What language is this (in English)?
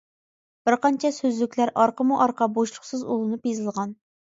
Uyghur